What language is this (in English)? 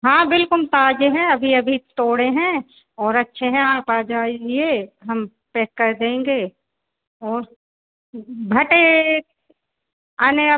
Hindi